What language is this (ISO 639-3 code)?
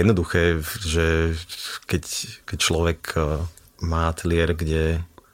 slk